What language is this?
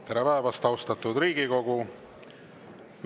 Estonian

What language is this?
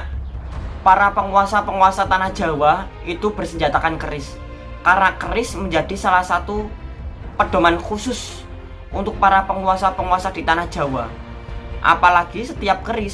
Indonesian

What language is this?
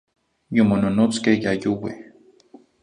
Zacatlán-Ahuacatlán-Tepetzintla Nahuatl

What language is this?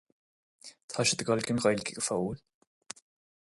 Irish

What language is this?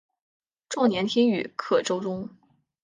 Chinese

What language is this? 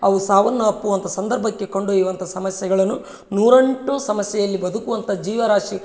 Kannada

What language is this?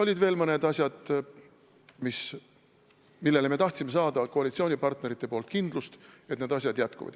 Estonian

